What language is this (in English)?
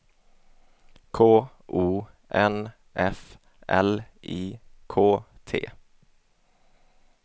Swedish